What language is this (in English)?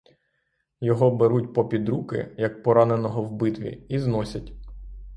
Ukrainian